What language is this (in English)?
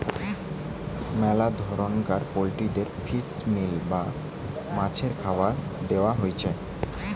Bangla